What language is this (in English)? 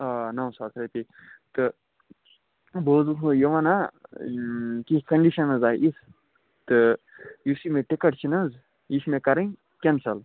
Kashmiri